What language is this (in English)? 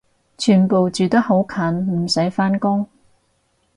Cantonese